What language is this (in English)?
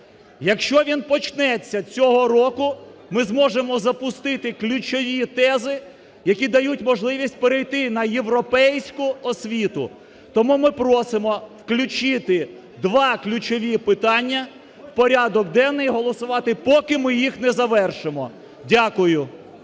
Ukrainian